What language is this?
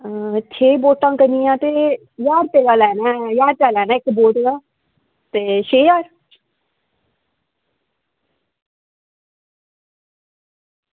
Dogri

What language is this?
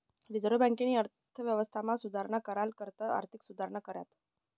Marathi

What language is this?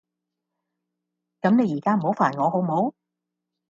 Cantonese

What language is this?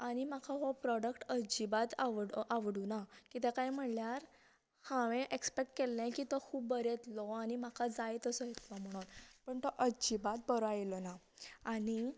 Konkani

